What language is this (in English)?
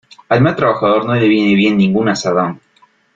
Spanish